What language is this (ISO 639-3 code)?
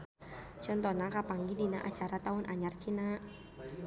sun